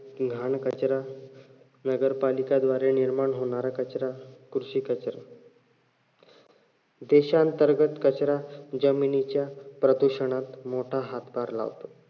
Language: Marathi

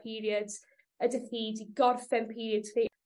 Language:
Welsh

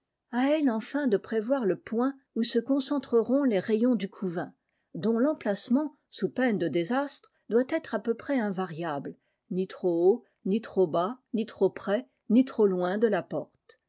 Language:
French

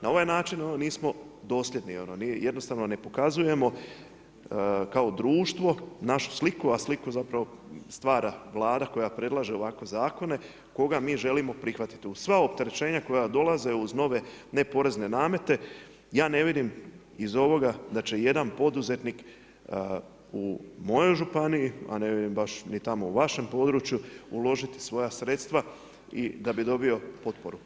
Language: Croatian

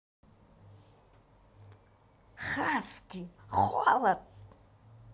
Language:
Russian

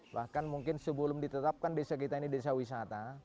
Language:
Indonesian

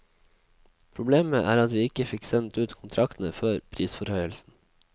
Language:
Norwegian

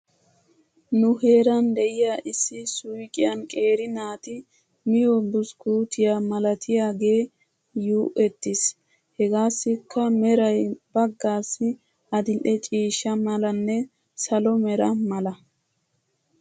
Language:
Wolaytta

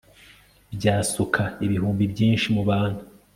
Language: Kinyarwanda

